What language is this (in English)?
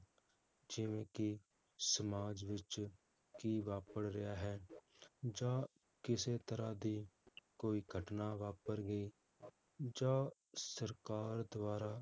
Punjabi